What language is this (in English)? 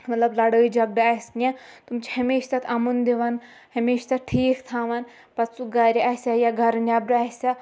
Kashmiri